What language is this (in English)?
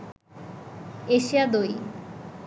Bangla